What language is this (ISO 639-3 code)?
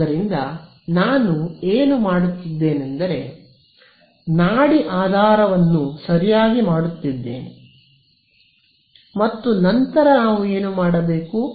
kan